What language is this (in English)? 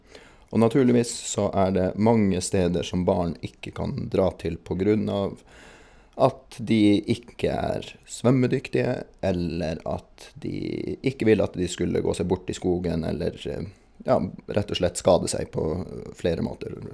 Norwegian